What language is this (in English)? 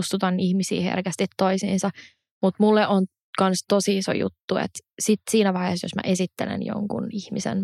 Finnish